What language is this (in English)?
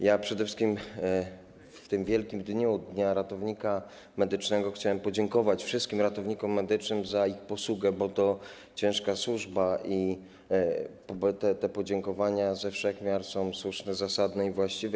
Polish